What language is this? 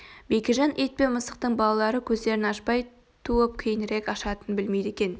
Kazakh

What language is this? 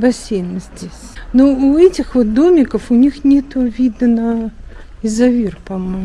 Russian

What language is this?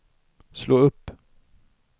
Swedish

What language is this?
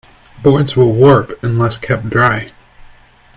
English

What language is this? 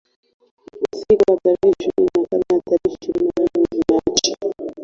Swahili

